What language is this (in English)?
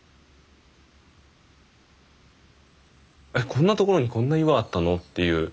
Japanese